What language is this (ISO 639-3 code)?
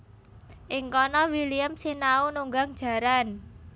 jav